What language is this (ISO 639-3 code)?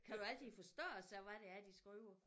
dan